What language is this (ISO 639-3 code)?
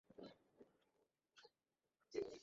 ben